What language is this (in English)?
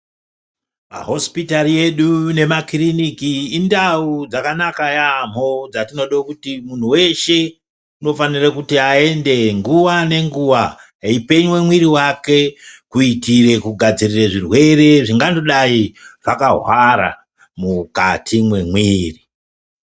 Ndau